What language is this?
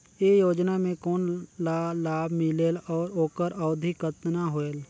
Chhattisgarhi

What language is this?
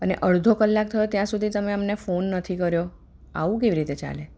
Gujarati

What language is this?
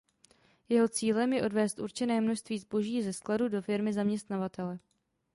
Czech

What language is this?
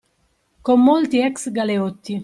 Italian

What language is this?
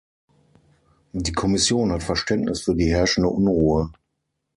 German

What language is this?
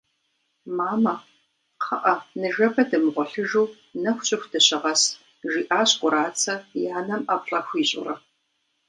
Kabardian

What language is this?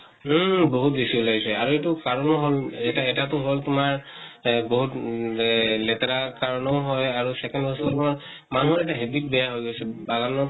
Assamese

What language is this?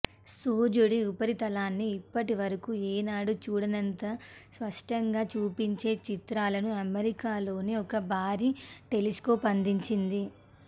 Telugu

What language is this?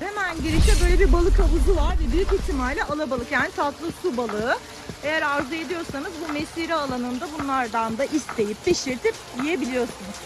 Turkish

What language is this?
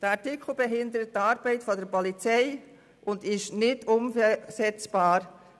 Swiss German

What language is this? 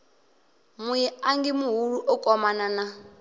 Venda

